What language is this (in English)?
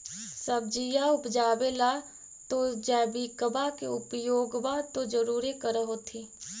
Magahi